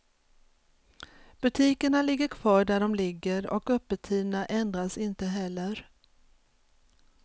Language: Swedish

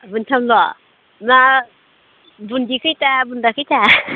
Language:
Bodo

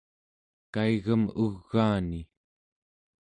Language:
Central Yupik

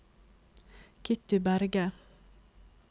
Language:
Norwegian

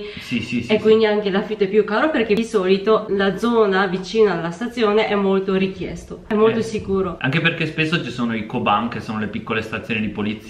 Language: Italian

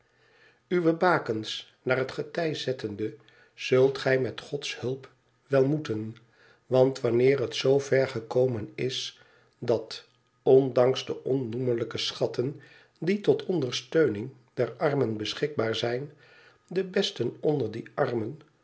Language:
Dutch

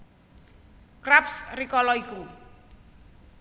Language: Javanese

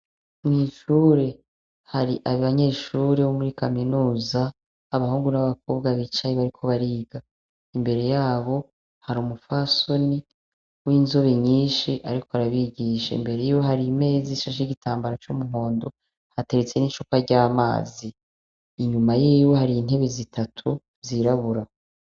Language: Rundi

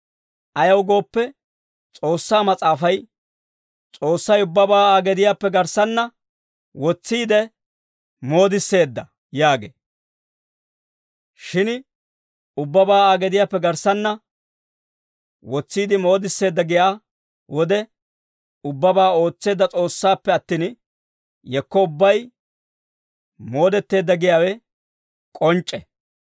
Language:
Dawro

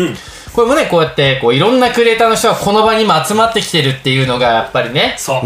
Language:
Japanese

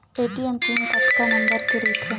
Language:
Chhattisgarhi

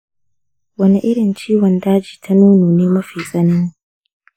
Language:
Hausa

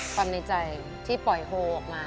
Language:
Thai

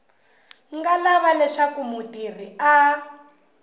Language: Tsonga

